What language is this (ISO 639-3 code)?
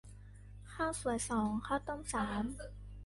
tha